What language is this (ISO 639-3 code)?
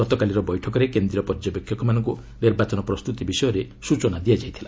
ori